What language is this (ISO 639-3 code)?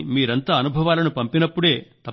tel